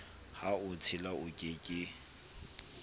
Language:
Southern Sotho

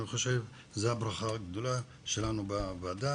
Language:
Hebrew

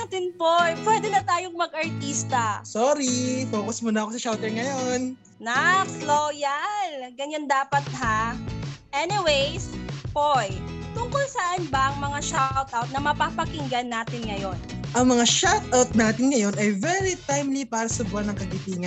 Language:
Filipino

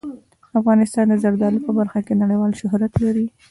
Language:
Pashto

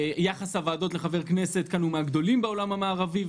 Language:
Hebrew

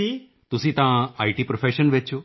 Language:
Punjabi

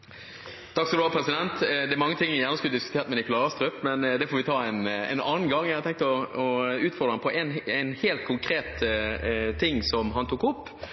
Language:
Norwegian Bokmål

